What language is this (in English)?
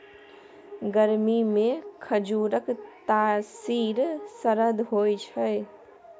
Maithili